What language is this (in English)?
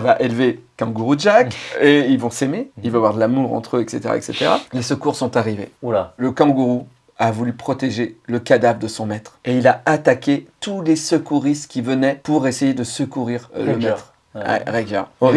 French